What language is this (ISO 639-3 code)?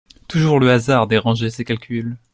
fra